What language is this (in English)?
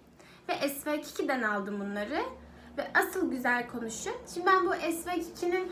Turkish